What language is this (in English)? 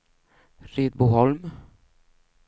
Swedish